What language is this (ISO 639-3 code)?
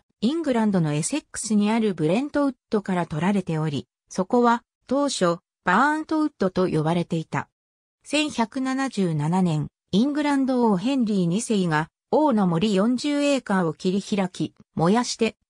jpn